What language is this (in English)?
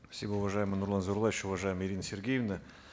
Kazakh